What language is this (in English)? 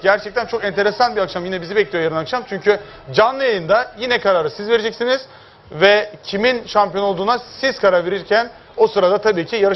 Turkish